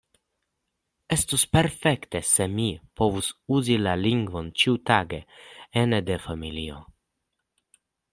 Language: Esperanto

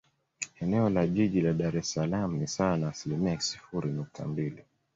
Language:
Swahili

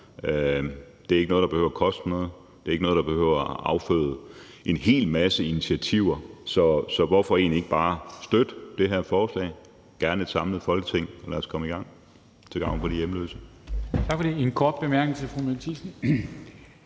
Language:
Danish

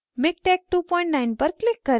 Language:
Hindi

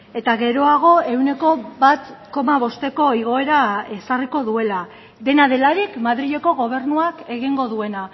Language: Basque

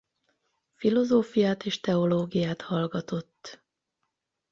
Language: Hungarian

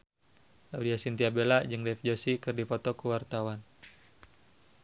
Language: Sundanese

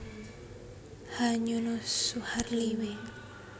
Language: Javanese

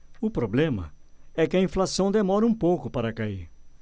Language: Portuguese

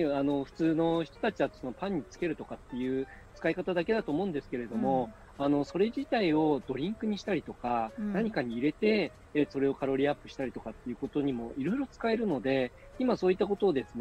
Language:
Japanese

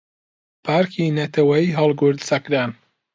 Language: Central Kurdish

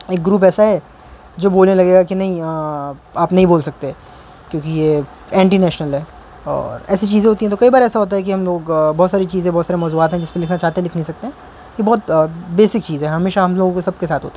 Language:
Urdu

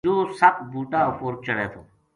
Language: Gujari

